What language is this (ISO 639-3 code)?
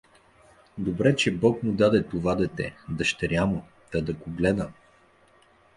bul